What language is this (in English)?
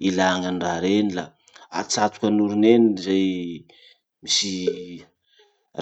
Masikoro Malagasy